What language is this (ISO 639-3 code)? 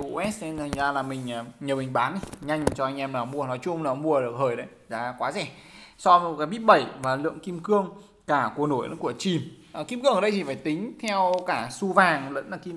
vie